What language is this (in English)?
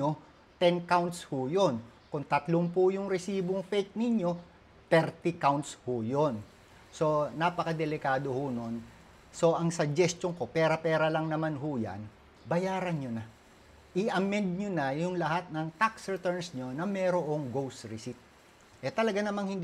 Filipino